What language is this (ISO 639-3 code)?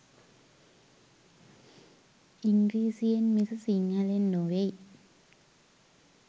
sin